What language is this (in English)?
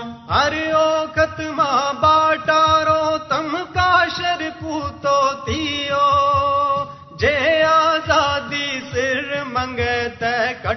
Urdu